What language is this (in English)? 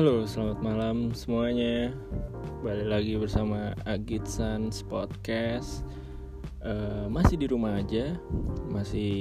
Indonesian